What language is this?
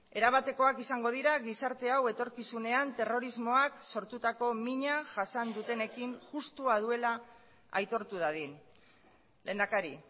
Basque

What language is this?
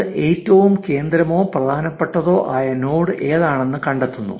Malayalam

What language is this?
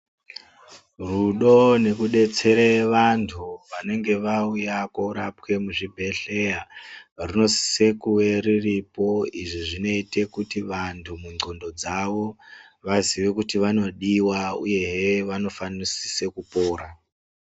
Ndau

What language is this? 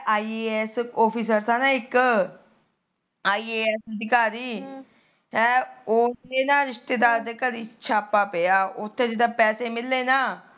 Punjabi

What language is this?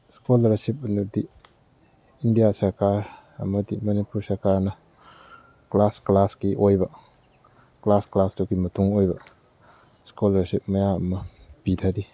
Manipuri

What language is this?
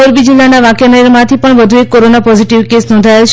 Gujarati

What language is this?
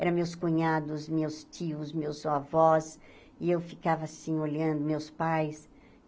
Portuguese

